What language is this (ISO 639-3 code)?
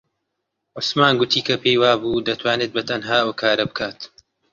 ckb